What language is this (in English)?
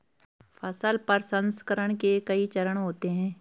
Hindi